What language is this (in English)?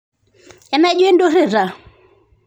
Masai